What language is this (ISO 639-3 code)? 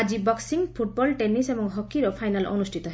ori